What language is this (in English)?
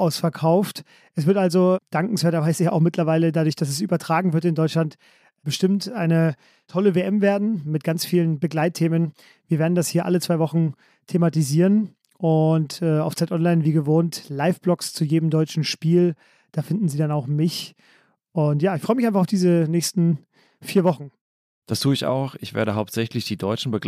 German